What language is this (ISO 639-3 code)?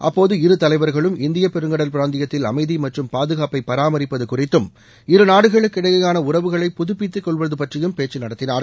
tam